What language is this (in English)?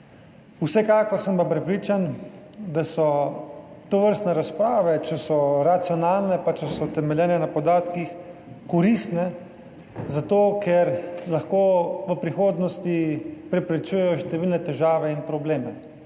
Slovenian